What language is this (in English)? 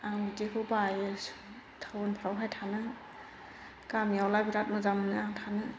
Bodo